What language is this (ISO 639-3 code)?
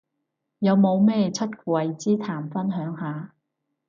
yue